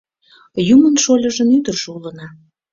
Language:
Mari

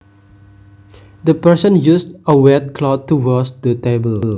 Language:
Javanese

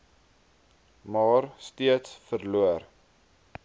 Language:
Afrikaans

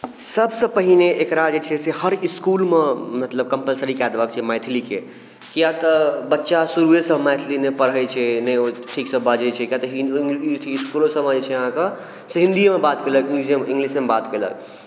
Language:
Maithili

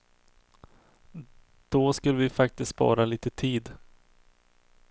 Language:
Swedish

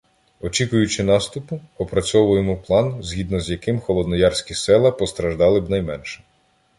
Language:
Ukrainian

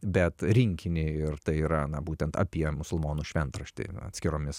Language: Lithuanian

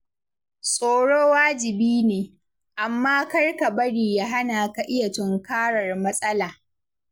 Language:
Hausa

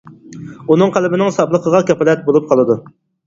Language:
Uyghur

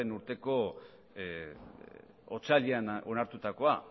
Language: Basque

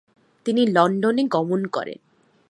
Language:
Bangla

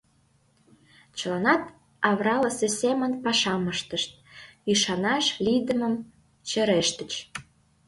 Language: Mari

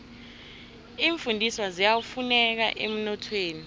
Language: South Ndebele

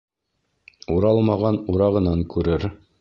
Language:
Bashkir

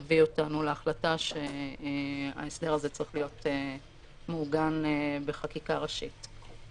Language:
Hebrew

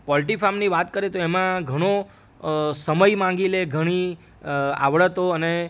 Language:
Gujarati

